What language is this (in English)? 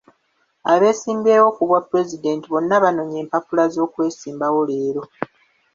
Ganda